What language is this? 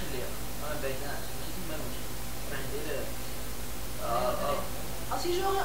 French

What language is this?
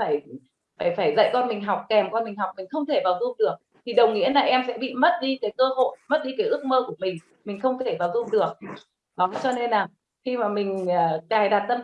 Vietnamese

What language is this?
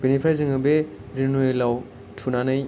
Bodo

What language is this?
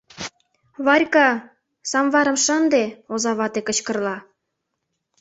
Mari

